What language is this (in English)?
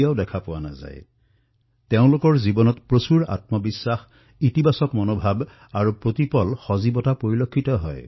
Assamese